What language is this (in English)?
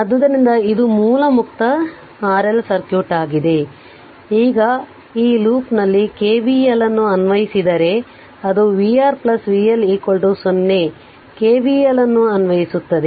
Kannada